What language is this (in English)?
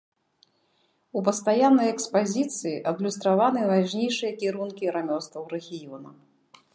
Belarusian